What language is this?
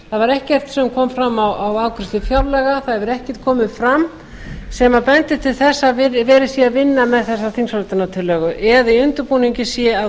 Icelandic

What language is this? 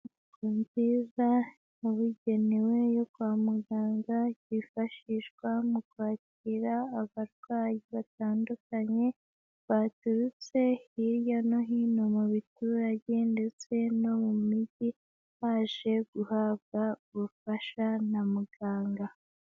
Kinyarwanda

